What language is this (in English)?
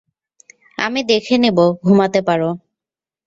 Bangla